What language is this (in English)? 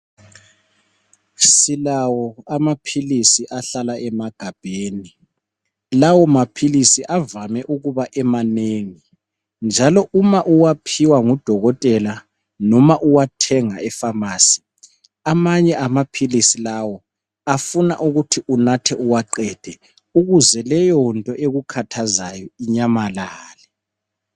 North Ndebele